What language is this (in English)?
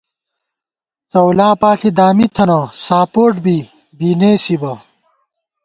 Gawar-Bati